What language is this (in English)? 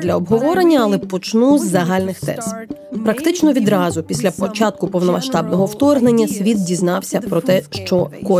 Ukrainian